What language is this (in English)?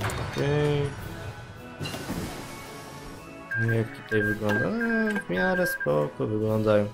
Polish